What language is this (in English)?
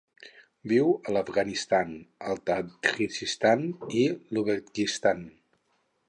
Catalan